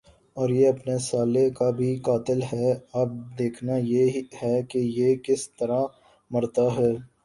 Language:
Urdu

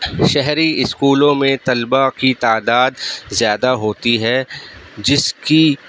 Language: Urdu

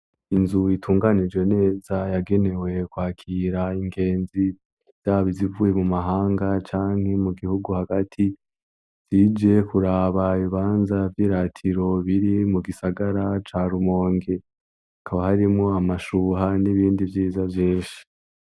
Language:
Rundi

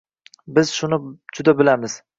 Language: Uzbek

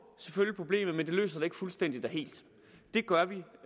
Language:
Danish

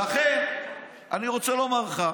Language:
Hebrew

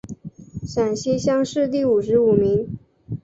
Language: Chinese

